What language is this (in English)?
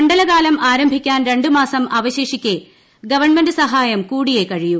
Malayalam